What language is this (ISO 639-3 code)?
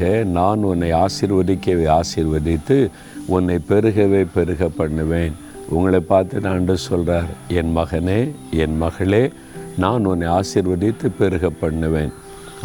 tam